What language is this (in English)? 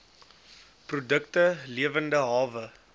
Afrikaans